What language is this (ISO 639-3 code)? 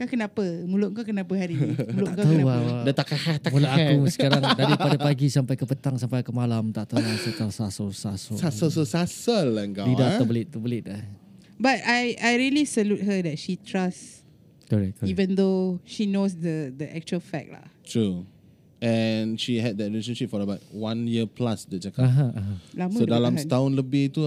msa